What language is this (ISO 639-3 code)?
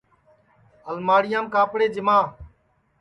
ssi